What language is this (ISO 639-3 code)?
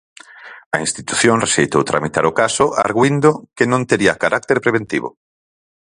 glg